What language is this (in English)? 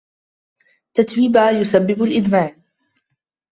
Arabic